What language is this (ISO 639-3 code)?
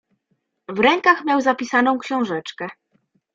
pol